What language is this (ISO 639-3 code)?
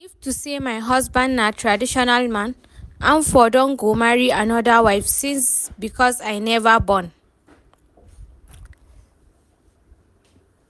pcm